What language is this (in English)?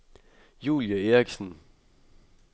Danish